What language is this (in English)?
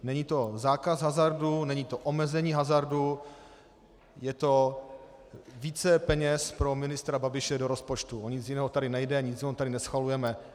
Czech